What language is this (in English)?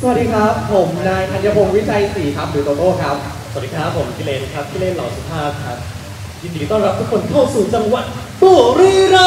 Thai